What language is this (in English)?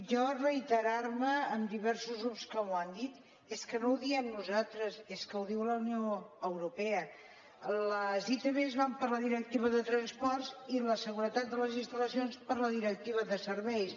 Catalan